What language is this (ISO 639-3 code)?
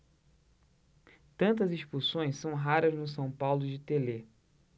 por